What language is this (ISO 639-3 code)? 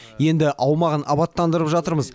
kaz